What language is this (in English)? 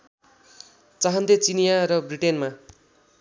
Nepali